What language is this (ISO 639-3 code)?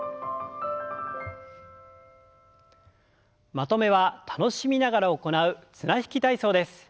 jpn